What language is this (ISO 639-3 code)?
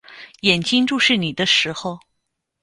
zho